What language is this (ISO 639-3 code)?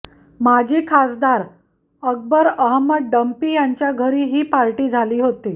mar